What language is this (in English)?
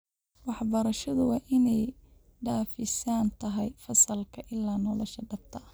Somali